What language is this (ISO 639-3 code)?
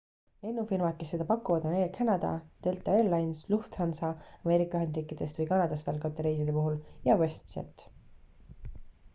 est